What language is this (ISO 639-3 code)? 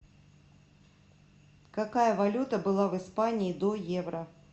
rus